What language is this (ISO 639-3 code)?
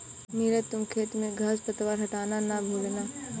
hin